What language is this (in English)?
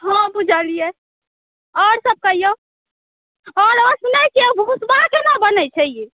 Maithili